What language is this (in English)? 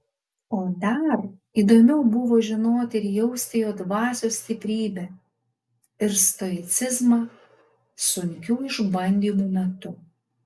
Lithuanian